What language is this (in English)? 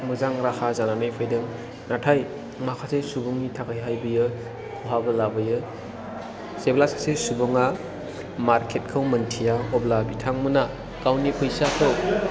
Bodo